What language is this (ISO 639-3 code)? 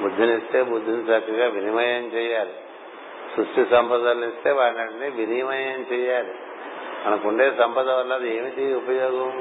tel